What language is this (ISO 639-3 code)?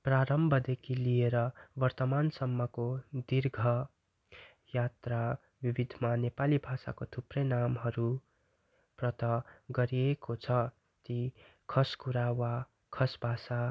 nep